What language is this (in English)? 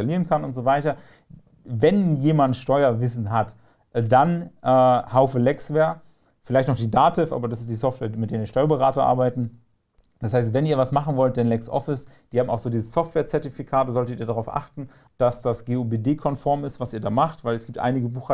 German